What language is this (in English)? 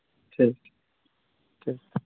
Santali